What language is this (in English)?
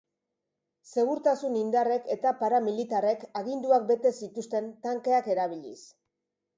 Basque